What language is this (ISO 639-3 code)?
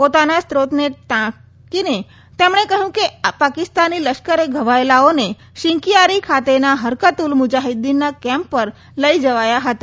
guj